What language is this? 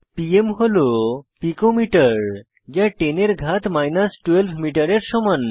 Bangla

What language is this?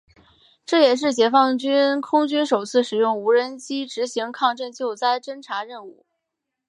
Chinese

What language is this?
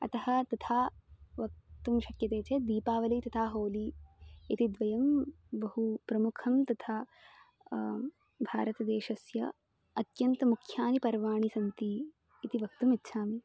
Sanskrit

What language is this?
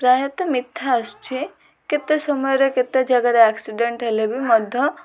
Odia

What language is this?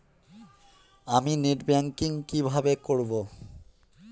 Bangla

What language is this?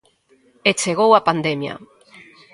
Galician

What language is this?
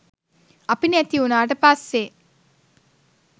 Sinhala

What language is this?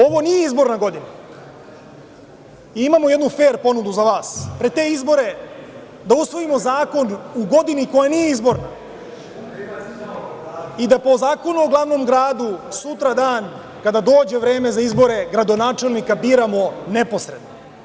Serbian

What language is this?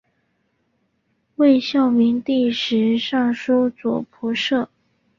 Chinese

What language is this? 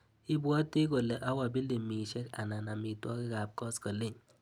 Kalenjin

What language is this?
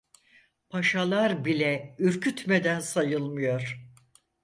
Turkish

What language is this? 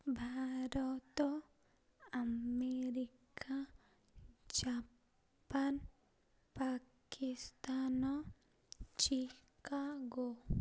Odia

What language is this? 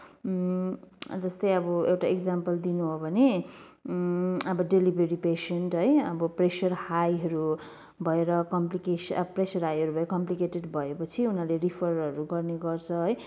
Nepali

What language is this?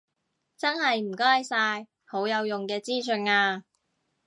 Cantonese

